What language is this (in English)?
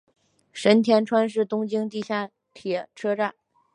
Chinese